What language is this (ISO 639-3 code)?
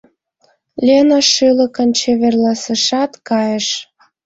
chm